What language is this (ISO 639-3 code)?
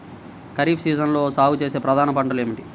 tel